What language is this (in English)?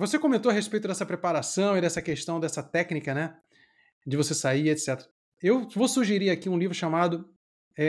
Portuguese